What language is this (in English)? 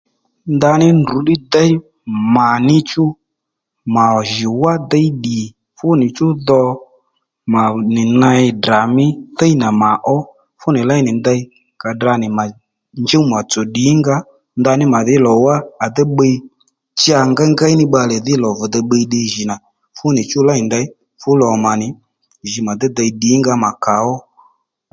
Lendu